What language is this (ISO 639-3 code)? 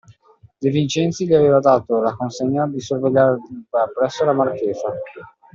ita